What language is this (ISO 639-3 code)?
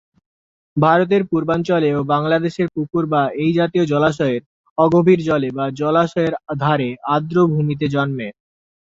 ben